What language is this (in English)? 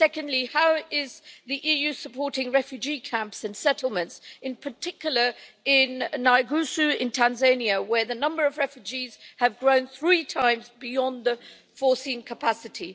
English